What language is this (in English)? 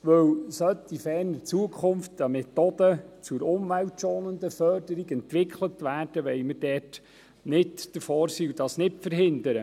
Swiss German